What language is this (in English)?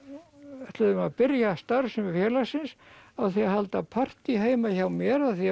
Icelandic